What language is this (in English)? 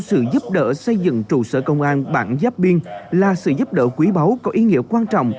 Vietnamese